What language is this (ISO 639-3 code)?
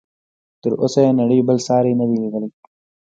pus